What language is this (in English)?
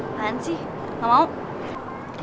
Indonesian